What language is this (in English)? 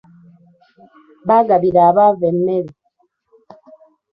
Ganda